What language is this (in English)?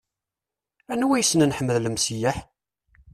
Kabyle